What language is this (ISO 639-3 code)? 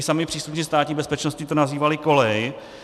ces